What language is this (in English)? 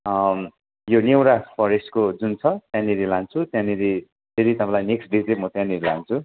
Nepali